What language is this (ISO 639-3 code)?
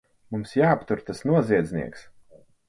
lav